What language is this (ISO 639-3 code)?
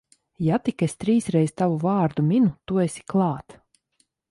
lav